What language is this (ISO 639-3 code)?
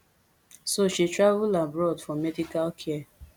pcm